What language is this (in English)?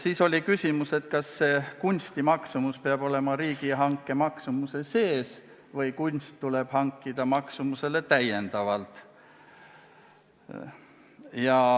Estonian